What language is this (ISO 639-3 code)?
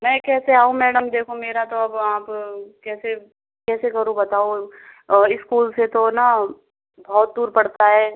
hin